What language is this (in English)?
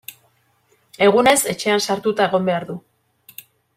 Basque